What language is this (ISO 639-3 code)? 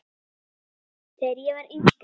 isl